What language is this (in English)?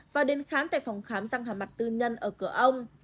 Vietnamese